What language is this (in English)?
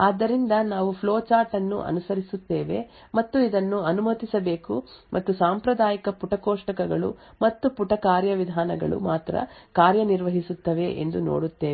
Kannada